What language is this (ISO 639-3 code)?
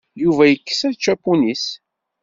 kab